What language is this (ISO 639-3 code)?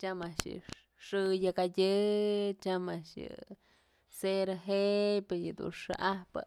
mzl